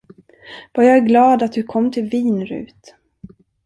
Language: Swedish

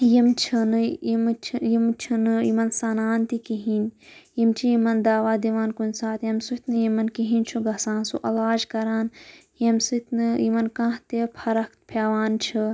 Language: Kashmiri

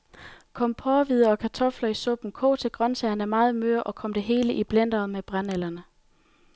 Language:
Danish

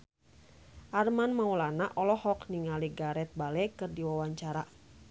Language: Sundanese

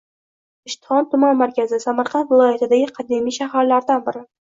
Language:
Uzbek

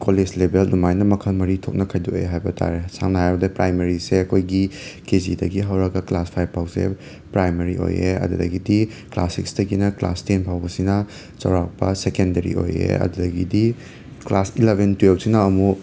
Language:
Manipuri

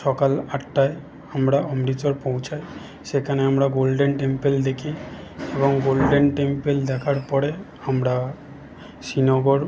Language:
Bangla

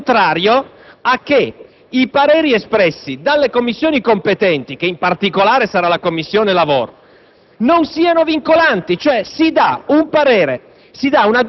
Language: Italian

